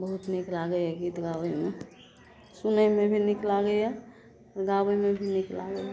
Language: Maithili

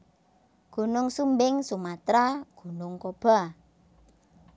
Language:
Javanese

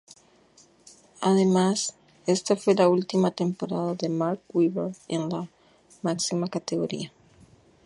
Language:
Spanish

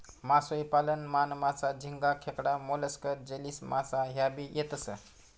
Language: Marathi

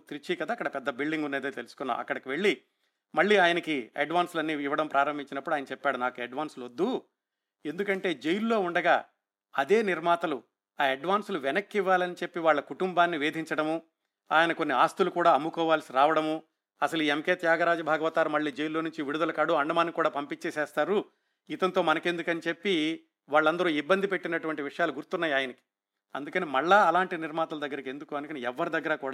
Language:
Telugu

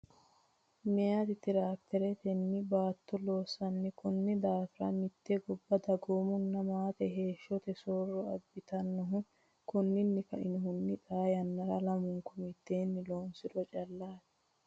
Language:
Sidamo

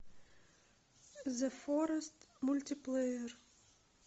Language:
Russian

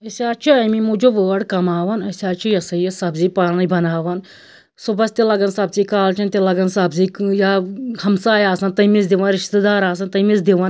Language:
Kashmiri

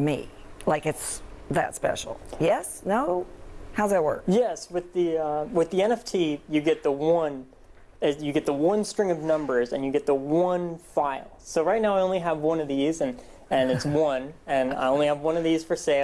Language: English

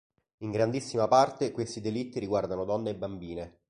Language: Italian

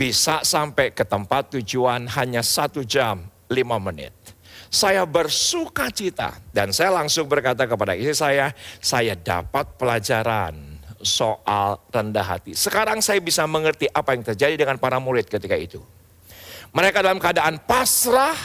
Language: Indonesian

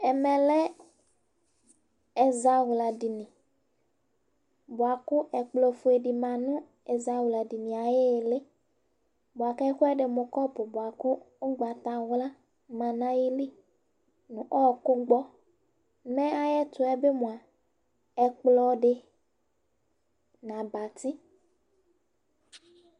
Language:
Ikposo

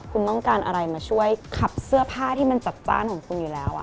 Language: Thai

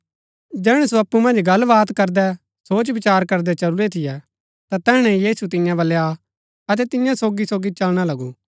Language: Gaddi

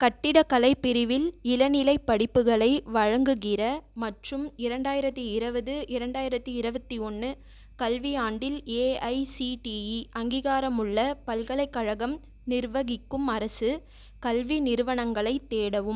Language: Tamil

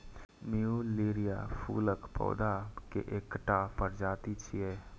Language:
Maithili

